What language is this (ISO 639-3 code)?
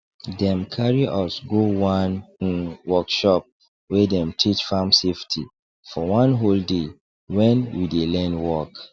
pcm